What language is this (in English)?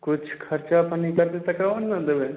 Maithili